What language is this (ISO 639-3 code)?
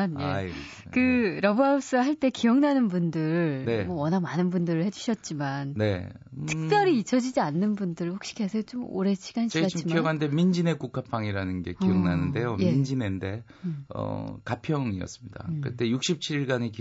kor